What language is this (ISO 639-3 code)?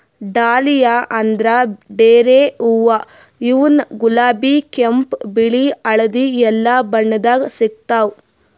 kan